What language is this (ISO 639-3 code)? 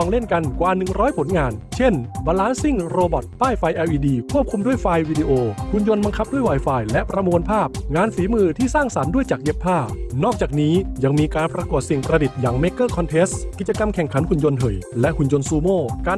tha